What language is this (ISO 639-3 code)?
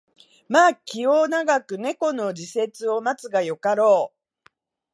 jpn